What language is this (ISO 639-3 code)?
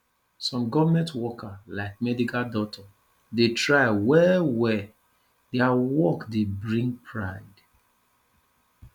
pcm